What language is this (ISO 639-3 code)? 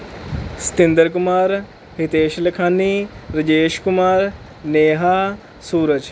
pan